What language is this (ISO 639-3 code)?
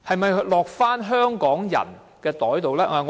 yue